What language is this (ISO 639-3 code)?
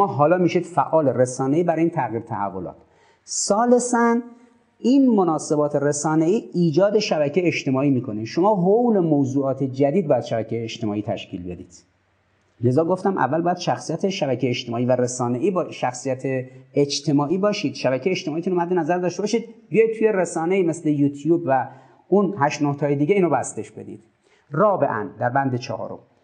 fas